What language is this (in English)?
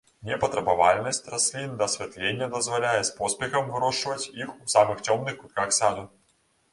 Belarusian